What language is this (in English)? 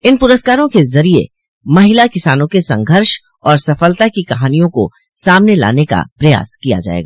Hindi